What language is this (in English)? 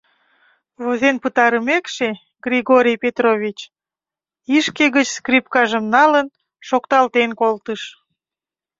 Mari